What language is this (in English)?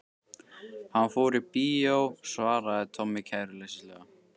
Icelandic